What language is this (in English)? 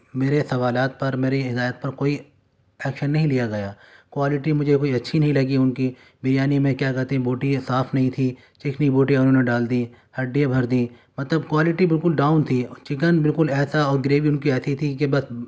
Urdu